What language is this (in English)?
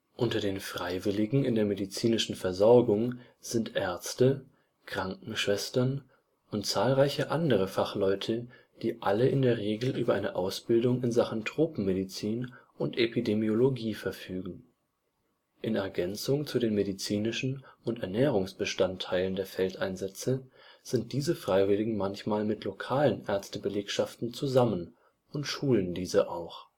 German